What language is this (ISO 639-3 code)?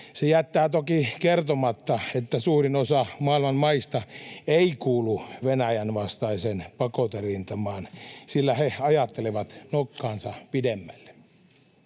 fin